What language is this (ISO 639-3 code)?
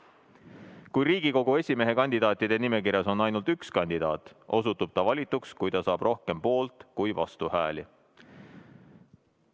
est